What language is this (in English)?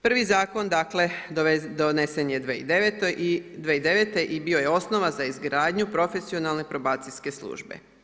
Croatian